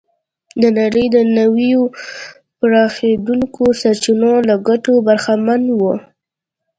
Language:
Pashto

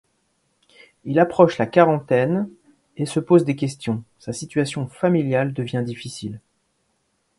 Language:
French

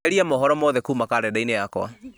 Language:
Kikuyu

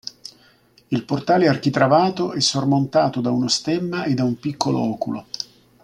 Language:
Italian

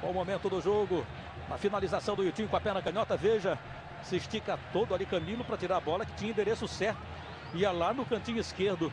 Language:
Portuguese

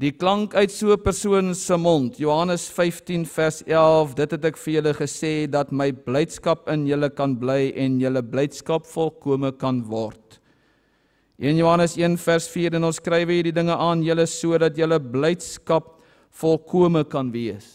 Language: Dutch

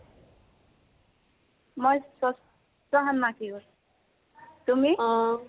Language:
Assamese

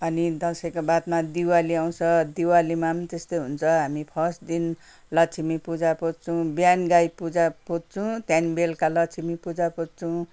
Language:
Nepali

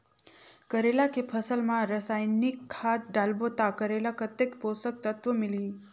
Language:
Chhattisgarhi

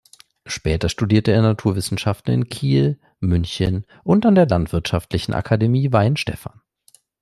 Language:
German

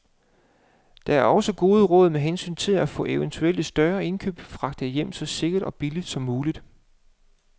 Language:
Danish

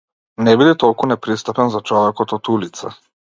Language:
Macedonian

